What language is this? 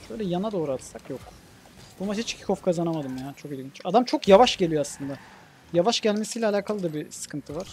Turkish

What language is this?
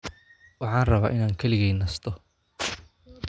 Somali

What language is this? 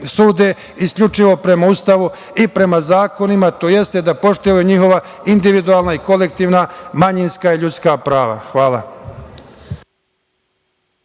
Serbian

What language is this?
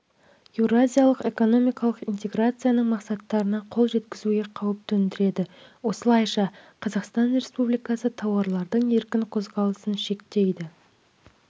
Kazakh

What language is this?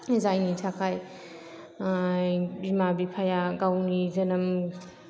Bodo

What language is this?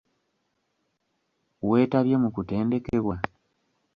Ganda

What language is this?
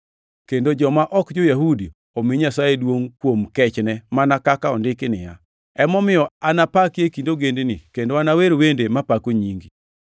Luo (Kenya and Tanzania)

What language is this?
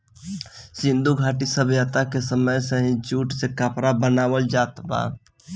Bhojpuri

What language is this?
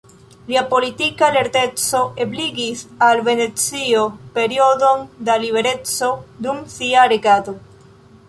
Esperanto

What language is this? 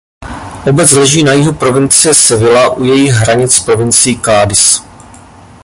Czech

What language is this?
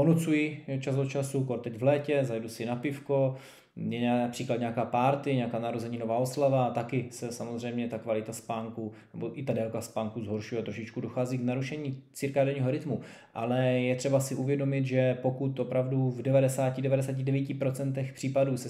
Czech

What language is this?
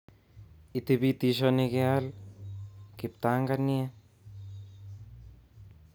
Kalenjin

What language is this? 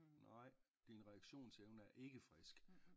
Danish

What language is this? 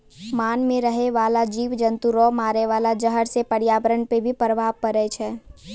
Maithili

